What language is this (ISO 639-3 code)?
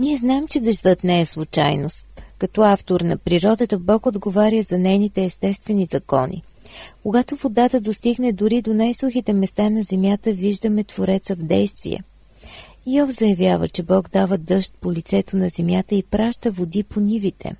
bul